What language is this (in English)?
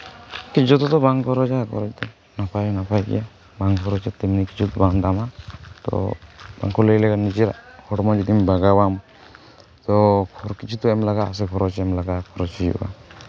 Santali